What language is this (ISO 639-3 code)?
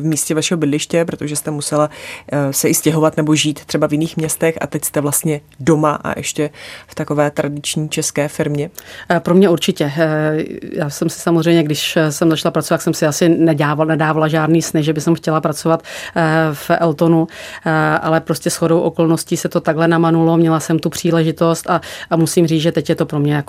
ces